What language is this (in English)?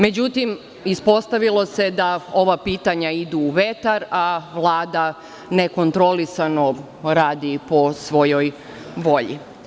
Serbian